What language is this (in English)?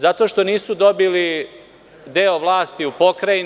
Serbian